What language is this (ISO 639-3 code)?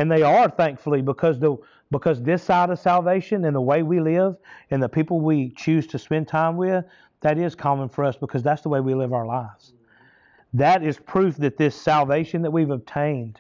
eng